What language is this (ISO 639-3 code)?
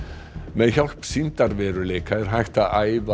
isl